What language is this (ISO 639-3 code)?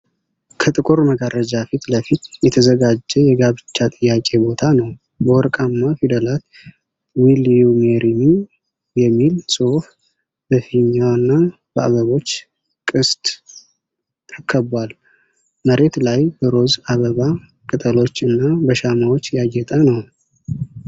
amh